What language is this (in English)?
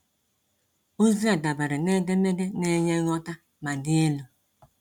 Igbo